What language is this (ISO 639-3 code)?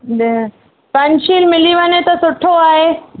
snd